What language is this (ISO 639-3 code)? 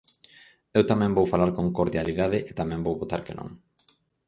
glg